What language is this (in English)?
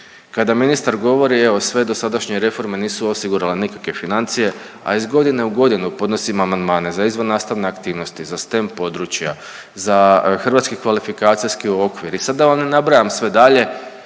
Croatian